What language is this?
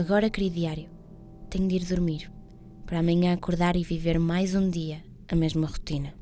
Portuguese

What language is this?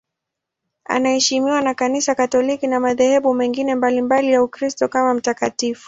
Swahili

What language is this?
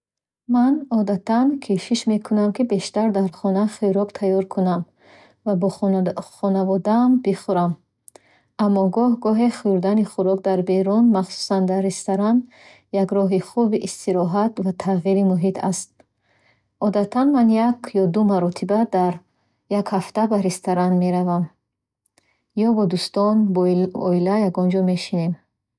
Bukharic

